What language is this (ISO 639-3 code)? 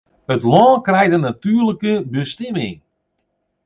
fry